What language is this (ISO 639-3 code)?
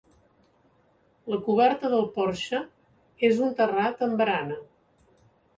cat